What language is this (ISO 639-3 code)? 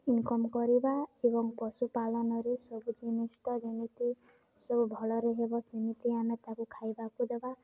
ori